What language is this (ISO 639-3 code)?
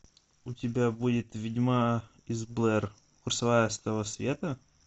rus